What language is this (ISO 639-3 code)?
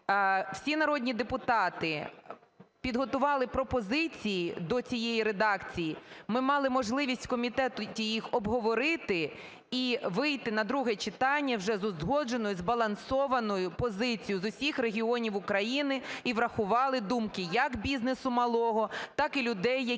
ukr